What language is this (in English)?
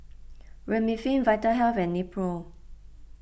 English